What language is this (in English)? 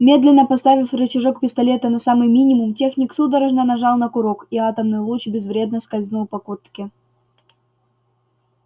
Russian